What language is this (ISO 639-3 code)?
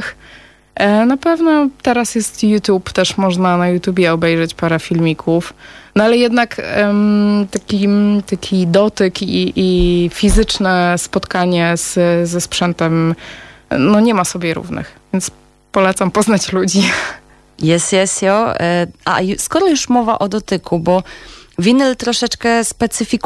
pol